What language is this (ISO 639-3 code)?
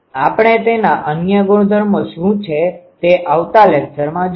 guj